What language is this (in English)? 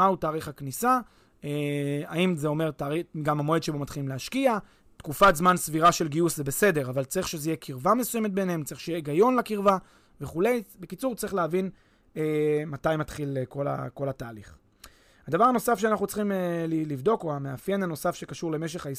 Hebrew